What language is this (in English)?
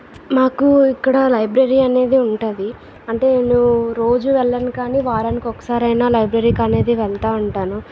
Telugu